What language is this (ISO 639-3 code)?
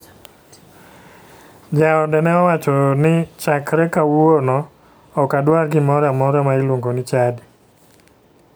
luo